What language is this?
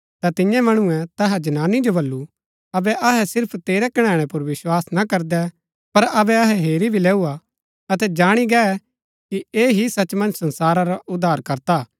Gaddi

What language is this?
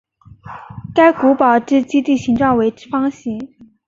Chinese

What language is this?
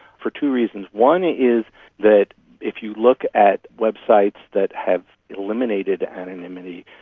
English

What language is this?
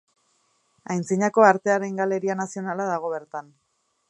Basque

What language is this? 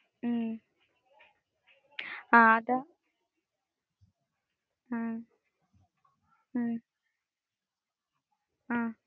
Malayalam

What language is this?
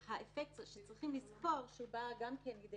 Hebrew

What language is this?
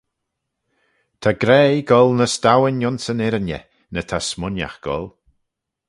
Manx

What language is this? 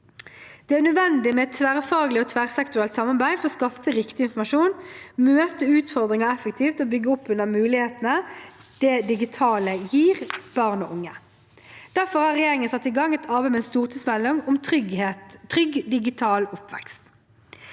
Norwegian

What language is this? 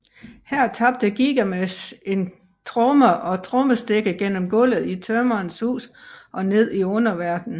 Danish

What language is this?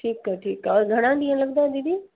Sindhi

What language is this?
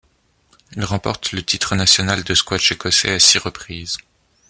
French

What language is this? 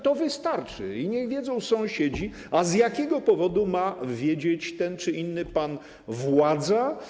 Polish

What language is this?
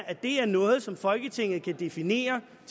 Danish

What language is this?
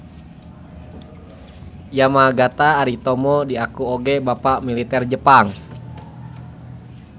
Sundanese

